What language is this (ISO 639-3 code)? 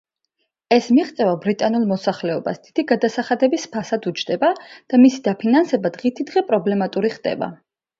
kat